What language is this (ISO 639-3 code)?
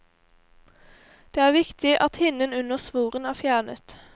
nor